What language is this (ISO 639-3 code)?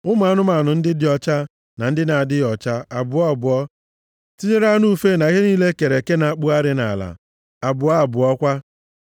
ibo